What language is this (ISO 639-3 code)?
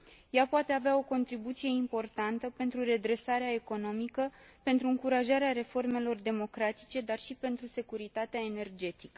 ron